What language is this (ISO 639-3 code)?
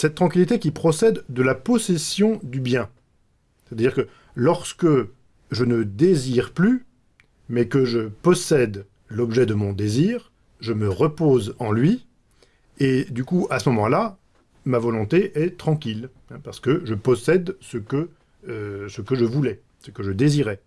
fra